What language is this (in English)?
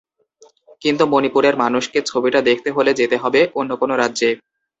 Bangla